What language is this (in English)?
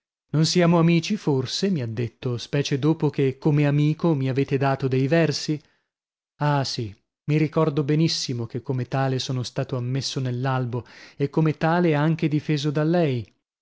Italian